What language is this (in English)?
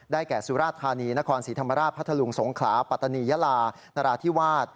Thai